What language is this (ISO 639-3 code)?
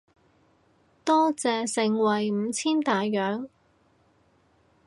yue